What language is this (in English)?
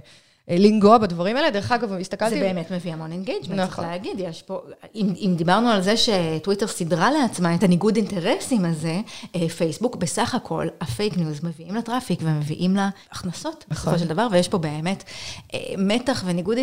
Hebrew